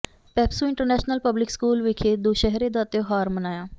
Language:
Punjabi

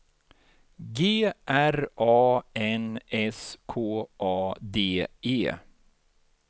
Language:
Swedish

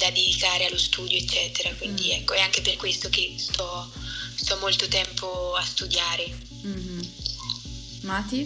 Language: Italian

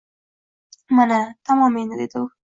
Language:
Uzbek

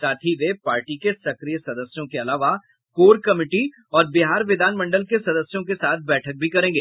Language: Hindi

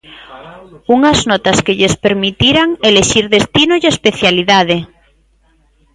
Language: Galician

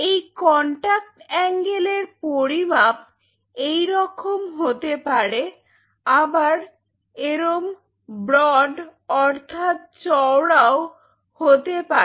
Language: Bangla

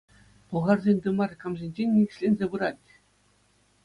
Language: Chuvash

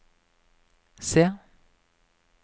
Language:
Norwegian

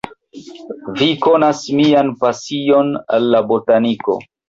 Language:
Esperanto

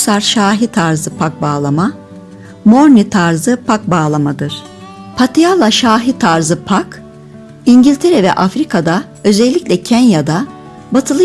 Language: Turkish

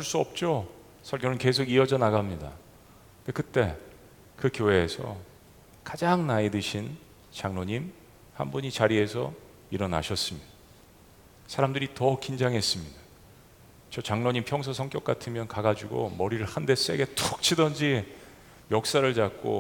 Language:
Korean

